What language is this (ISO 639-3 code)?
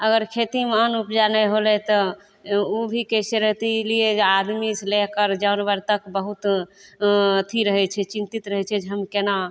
mai